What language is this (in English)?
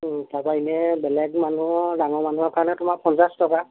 Assamese